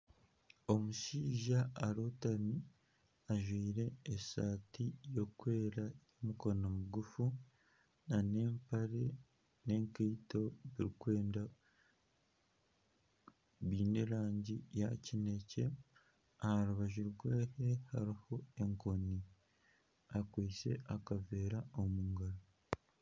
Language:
Nyankole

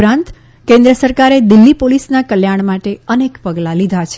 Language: Gujarati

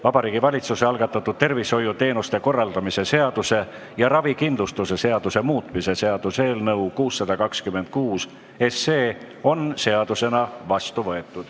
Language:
Estonian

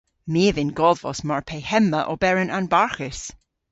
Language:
Cornish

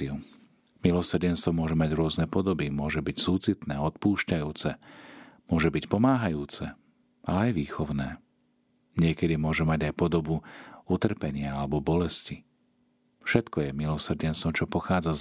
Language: Slovak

